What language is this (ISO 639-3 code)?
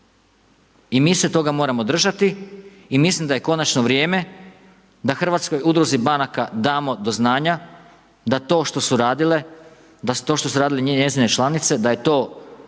hrv